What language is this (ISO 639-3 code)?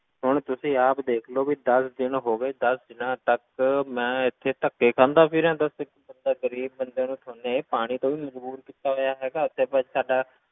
pan